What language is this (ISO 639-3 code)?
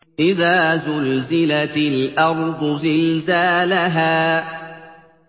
ara